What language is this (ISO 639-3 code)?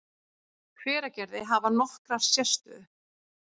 isl